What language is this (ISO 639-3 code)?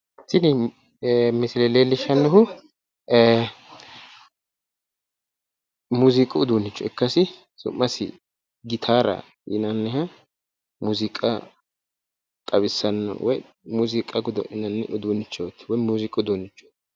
sid